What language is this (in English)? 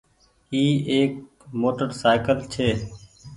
Goaria